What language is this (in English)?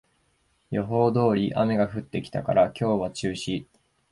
Japanese